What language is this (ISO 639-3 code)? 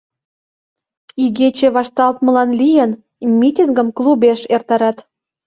chm